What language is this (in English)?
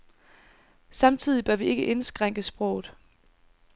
Danish